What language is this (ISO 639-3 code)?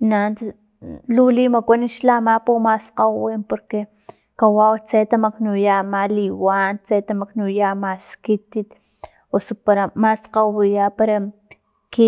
tlp